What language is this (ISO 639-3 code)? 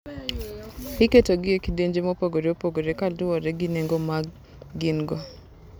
luo